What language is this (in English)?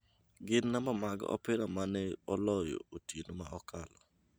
Luo (Kenya and Tanzania)